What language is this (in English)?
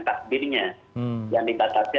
Indonesian